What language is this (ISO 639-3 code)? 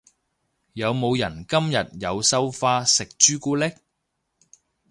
yue